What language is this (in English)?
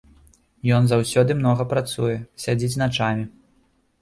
Belarusian